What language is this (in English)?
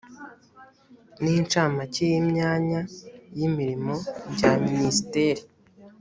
Kinyarwanda